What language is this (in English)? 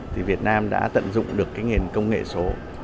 Vietnamese